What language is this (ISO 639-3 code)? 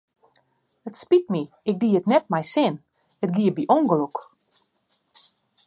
fry